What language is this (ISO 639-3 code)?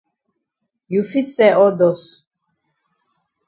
wes